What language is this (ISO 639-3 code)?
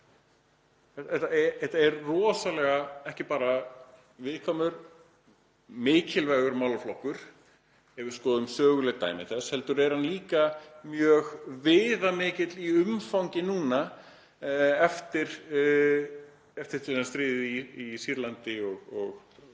isl